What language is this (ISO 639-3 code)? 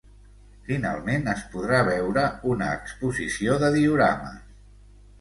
cat